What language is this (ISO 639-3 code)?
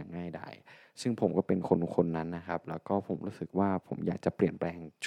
tha